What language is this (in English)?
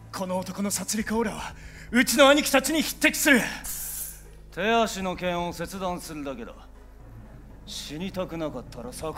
Japanese